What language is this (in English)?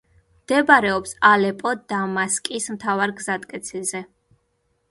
Georgian